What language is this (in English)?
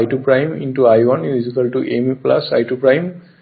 Bangla